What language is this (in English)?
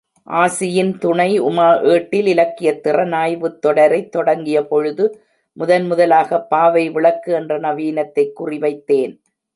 Tamil